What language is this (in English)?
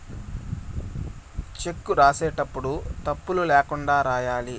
Telugu